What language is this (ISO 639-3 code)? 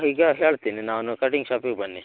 kan